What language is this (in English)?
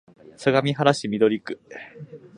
Japanese